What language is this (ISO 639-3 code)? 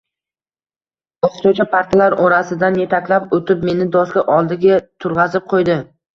uzb